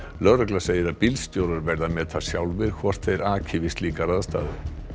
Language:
Icelandic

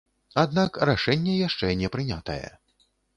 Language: Belarusian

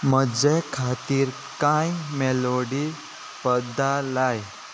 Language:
Konkani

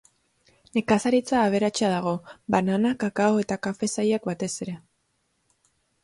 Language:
Basque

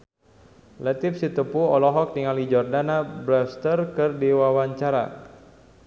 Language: Sundanese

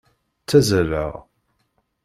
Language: Kabyle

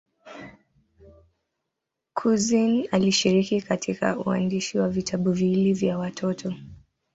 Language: Swahili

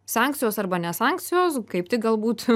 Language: Lithuanian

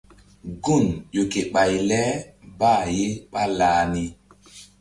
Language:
Mbum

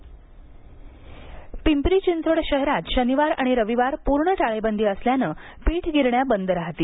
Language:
Marathi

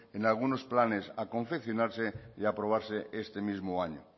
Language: Spanish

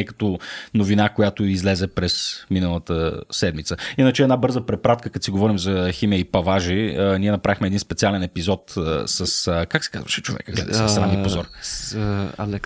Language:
Bulgarian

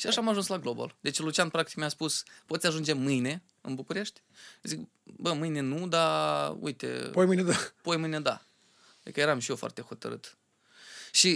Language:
Romanian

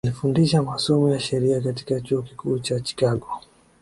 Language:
Swahili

